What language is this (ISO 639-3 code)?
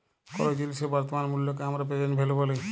ben